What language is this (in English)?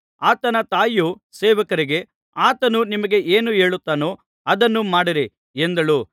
Kannada